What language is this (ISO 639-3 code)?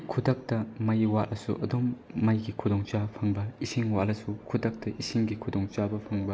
mni